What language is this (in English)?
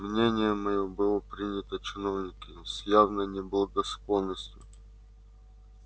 Russian